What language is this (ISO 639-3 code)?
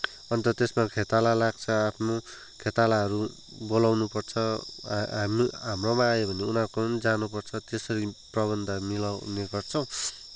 nep